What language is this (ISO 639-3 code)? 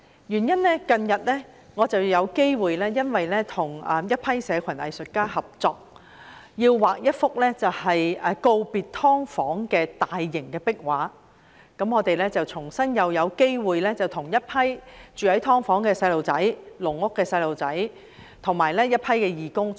yue